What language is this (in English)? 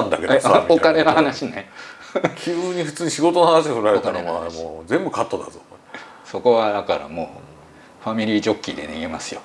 Japanese